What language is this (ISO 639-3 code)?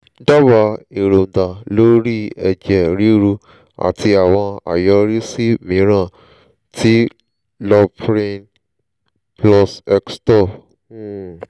yor